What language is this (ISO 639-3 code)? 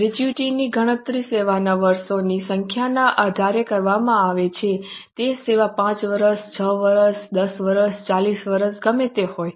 guj